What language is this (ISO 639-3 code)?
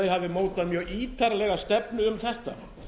isl